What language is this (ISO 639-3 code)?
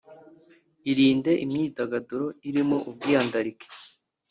kin